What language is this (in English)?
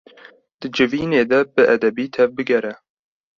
Kurdish